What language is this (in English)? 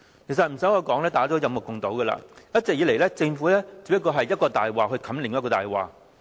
Cantonese